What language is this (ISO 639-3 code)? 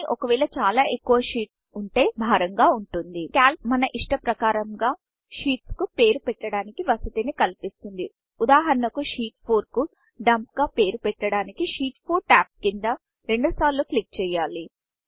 tel